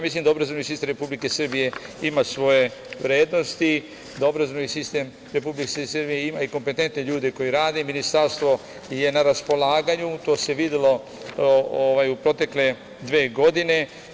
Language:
Serbian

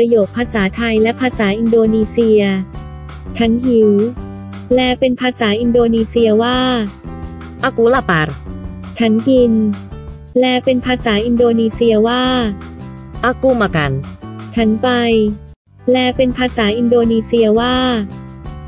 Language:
Thai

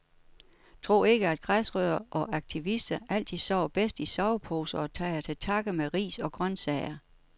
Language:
Danish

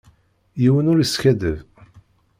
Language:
Kabyle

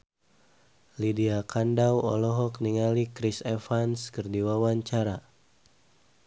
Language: Sundanese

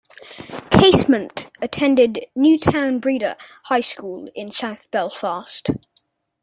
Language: English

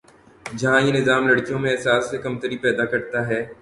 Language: Urdu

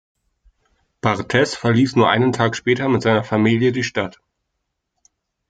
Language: German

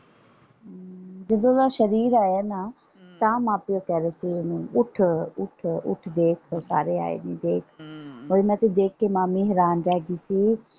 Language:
Punjabi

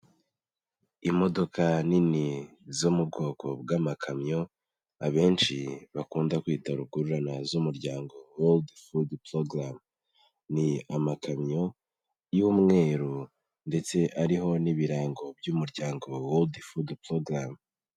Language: Kinyarwanda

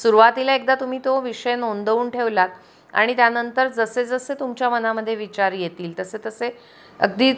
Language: Marathi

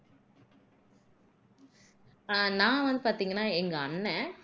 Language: Tamil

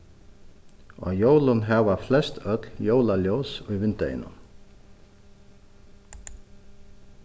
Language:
Faroese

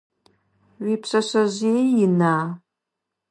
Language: Adyghe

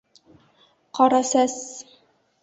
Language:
Bashkir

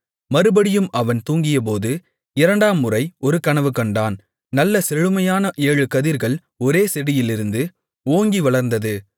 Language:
Tamil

